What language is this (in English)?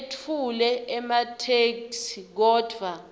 Swati